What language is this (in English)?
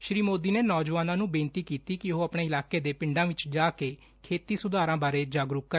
Punjabi